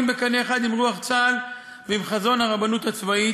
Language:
Hebrew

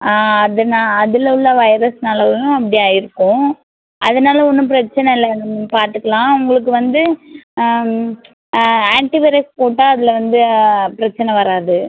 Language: Tamil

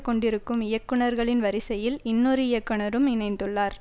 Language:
Tamil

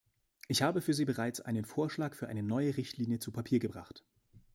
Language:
German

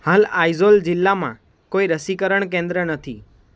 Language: Gujarati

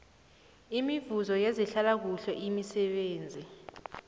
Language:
South Ndebele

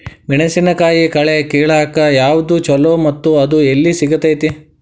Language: Kannada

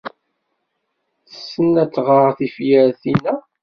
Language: Kabyle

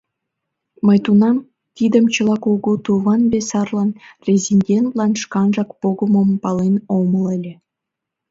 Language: Mari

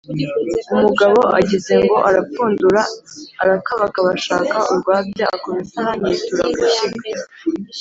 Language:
Kinyarwanda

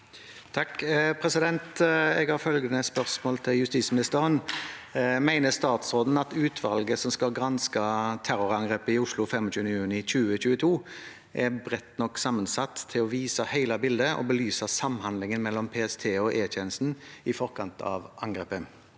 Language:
Norwegian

